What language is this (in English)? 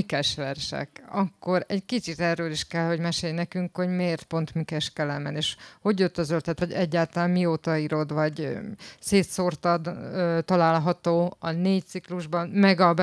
Hungarian